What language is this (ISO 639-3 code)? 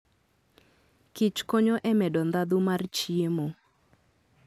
luo